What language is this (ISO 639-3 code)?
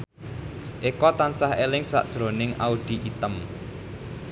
jav